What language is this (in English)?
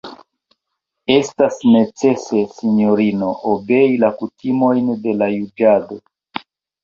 Esperanto